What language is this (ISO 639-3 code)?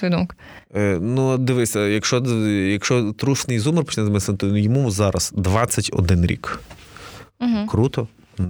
ukr